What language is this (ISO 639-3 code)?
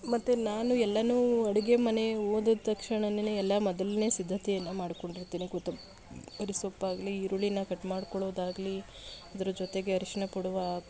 kan